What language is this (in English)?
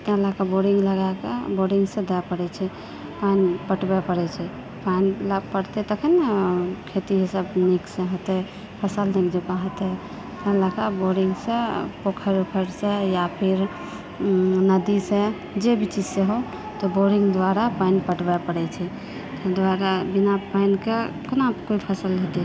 Maithili